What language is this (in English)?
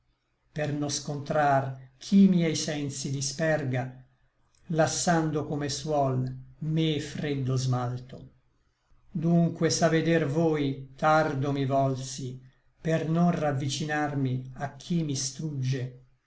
Italian